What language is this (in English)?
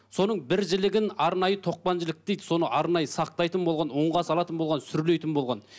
Kazakh